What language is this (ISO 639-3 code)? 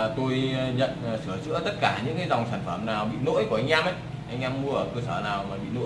vie